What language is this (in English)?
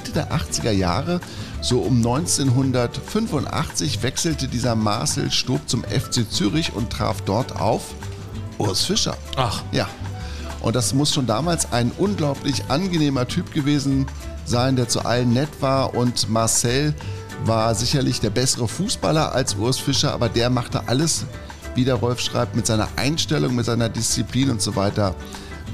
German